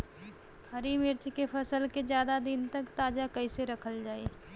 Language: Bhojpuri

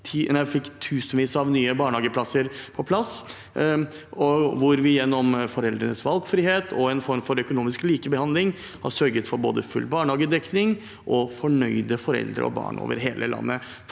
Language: Norwegian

